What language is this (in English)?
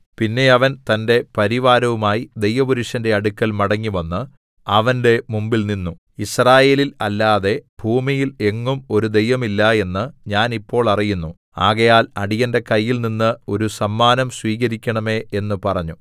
Malayalam